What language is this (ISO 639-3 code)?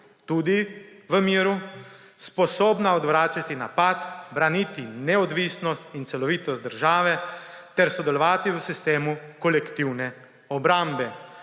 slv